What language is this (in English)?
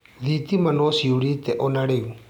Kikuyu